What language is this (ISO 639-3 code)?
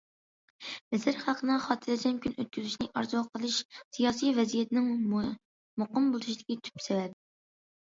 uig